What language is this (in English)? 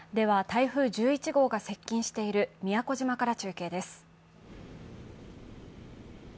Japanese